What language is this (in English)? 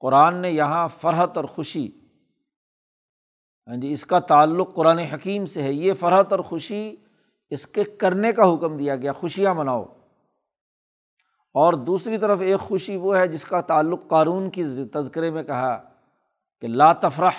Urdu